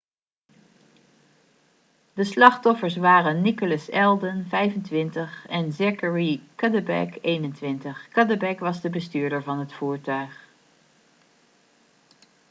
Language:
Dutch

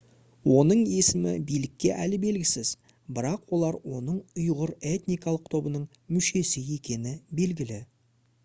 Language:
Kazakh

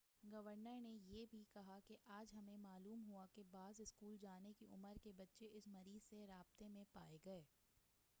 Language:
Urdu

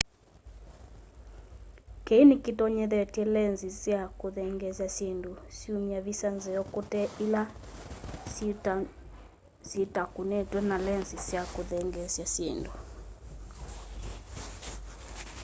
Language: Kamba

